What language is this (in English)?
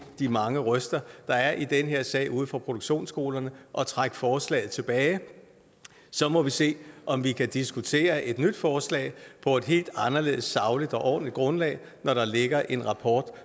Danish